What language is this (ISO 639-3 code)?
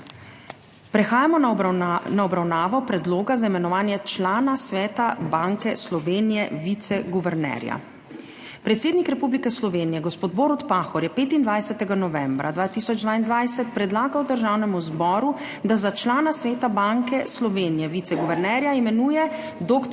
slv